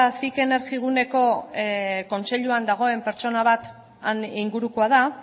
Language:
Basque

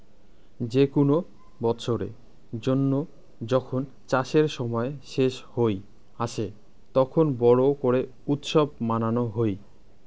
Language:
Bangla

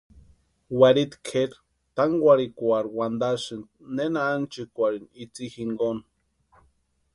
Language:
Western Highland Purepecha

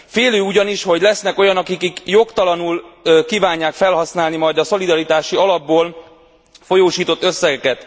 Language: Hungarian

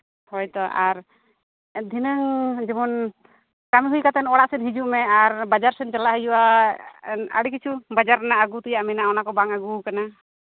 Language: Santali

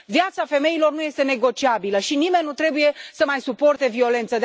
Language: Romanian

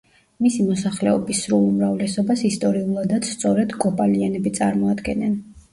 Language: Georgian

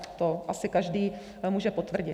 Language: Czech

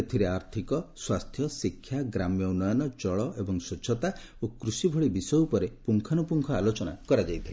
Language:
Odia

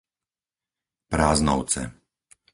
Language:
Slovak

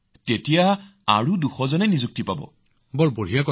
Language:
Assamese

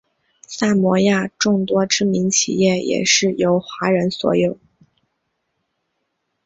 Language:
Chinese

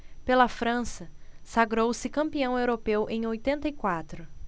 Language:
Portuguese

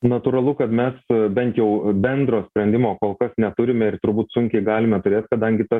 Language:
Lithuanian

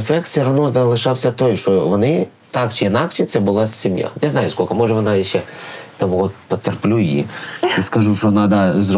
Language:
Ukrainian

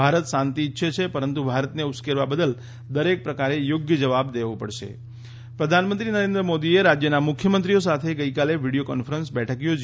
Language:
Gujarati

